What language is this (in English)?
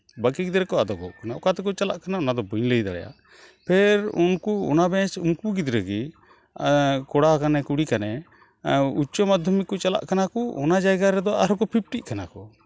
Santali